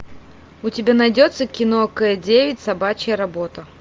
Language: Russian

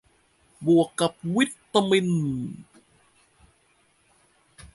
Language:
Thai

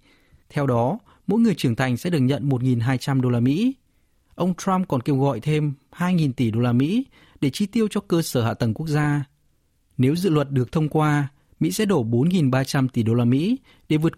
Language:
Vietnamese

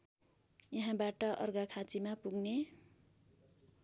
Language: Nepali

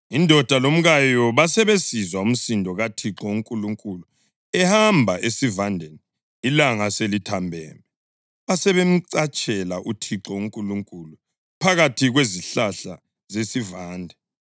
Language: North Ndebele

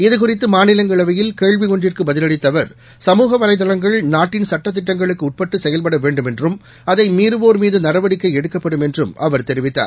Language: Tamil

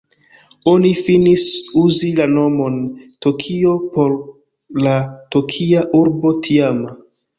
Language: Esperanto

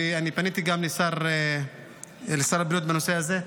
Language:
Hebrew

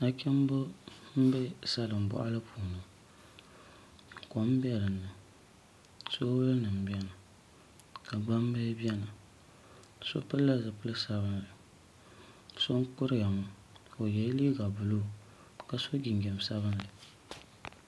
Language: Dagbani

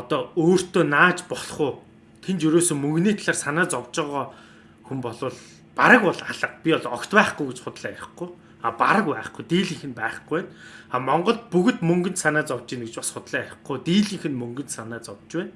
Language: Turkish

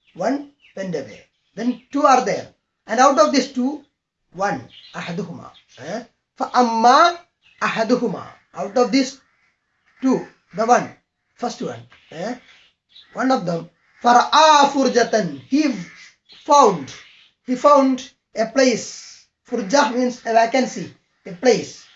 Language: English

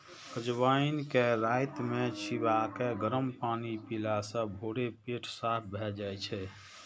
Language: Maithili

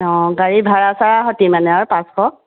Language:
Assamese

